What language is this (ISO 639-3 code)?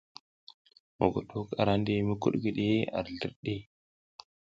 giz